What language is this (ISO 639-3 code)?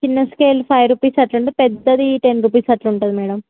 tel